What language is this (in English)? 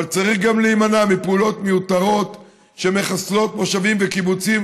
Hebrew